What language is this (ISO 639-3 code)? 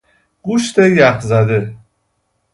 fas